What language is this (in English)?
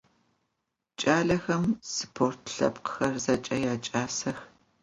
Adyghe